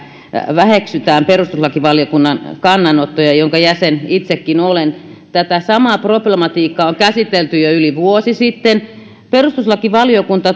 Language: Finnish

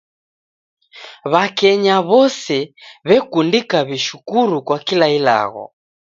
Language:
Taita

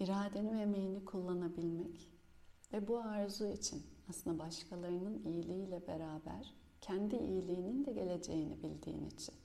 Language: Turkish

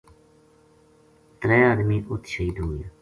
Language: Gujari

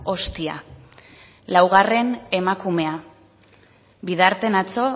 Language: Basque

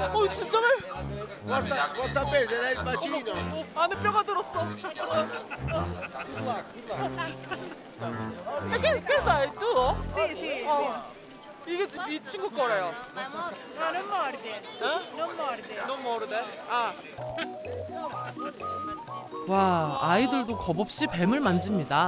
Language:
Korean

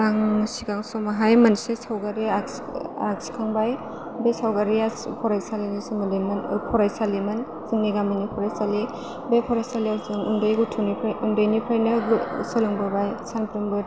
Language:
Bodo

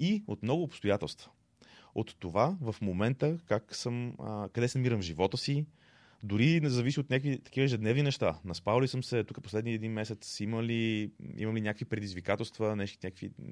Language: Bulgarian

